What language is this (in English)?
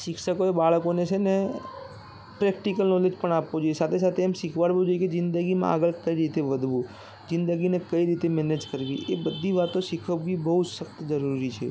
Gujarati